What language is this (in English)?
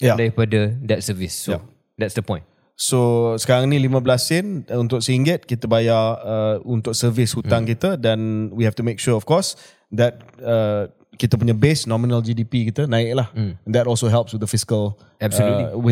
Malay